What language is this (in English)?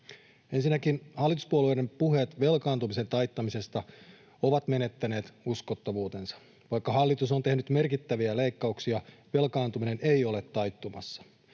Finnish